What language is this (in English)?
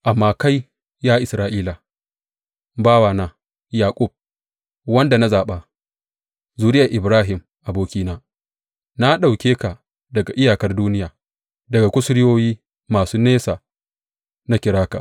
Hausa